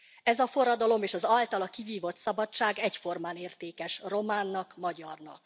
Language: Hungarian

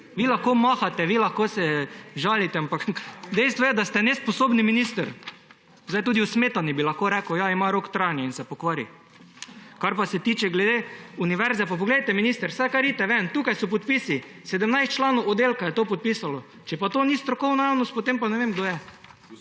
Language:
Slovenian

